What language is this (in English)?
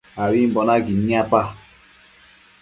Matsés